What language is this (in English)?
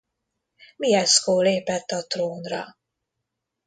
Hungarian